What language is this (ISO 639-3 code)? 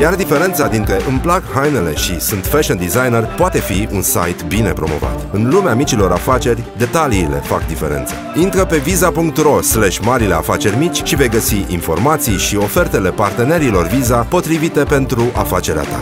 ron